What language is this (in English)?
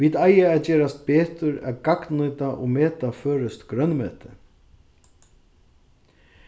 Faroese